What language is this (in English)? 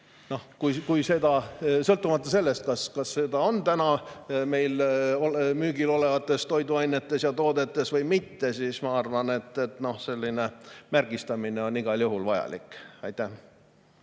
Estonian